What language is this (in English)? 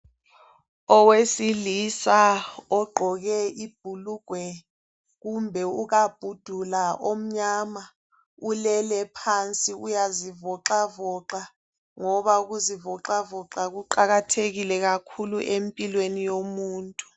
North Ndebele